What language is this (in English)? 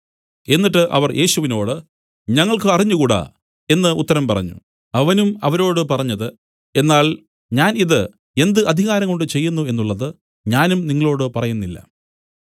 Malayalam